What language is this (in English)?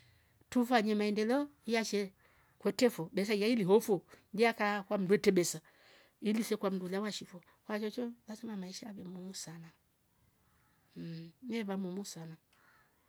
Rombo